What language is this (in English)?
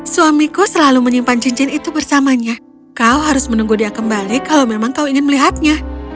Indonesian